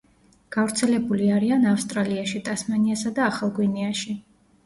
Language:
Georgian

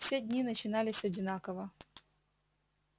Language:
Russian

